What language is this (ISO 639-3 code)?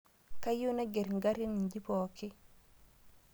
mas